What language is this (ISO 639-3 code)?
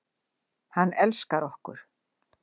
isl